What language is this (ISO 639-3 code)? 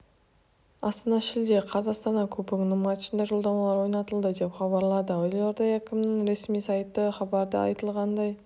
kaz